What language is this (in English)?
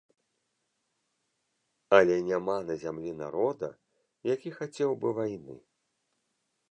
Belarusian